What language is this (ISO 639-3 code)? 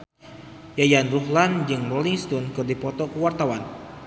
sun